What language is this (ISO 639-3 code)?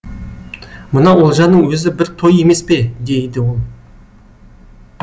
kaz